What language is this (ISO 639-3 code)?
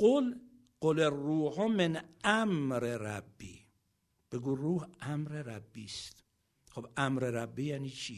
fas